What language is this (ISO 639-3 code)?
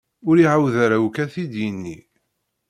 kab